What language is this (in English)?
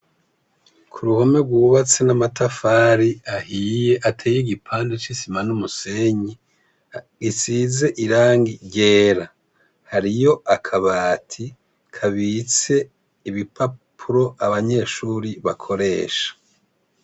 Rundi